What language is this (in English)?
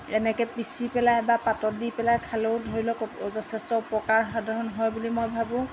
Assamese